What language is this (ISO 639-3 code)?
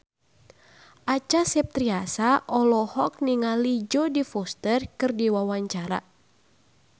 sun